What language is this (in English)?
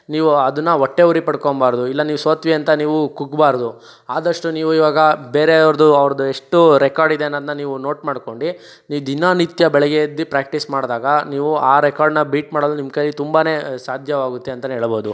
Kannada